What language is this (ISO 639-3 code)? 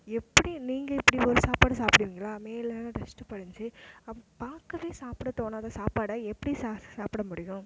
tam